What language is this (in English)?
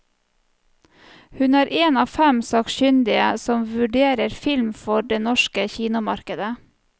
Norwegian